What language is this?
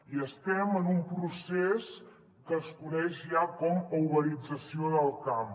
Catalan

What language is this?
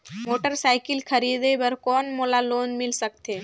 Chhattisgarhi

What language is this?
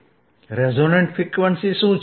Gujarati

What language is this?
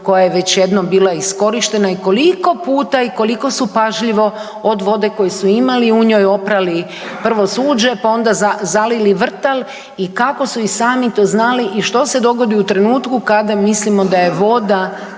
Croatian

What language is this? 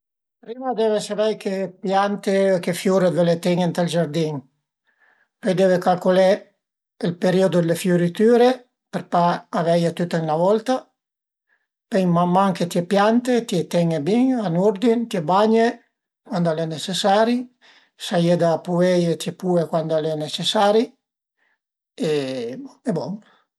Piedmontese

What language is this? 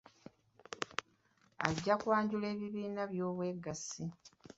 Ganda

